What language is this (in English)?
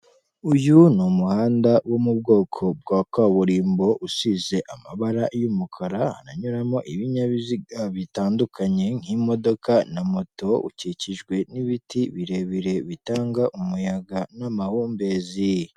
Kinyarwanda